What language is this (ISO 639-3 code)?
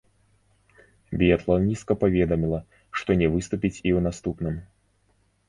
bel